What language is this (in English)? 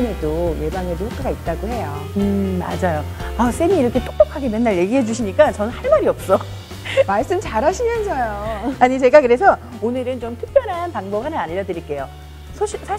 Korean